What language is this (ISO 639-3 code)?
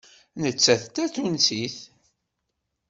kab